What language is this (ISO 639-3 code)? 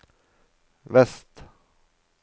nor